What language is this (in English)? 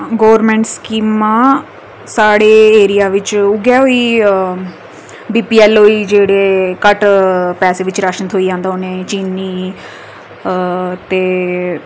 Dogri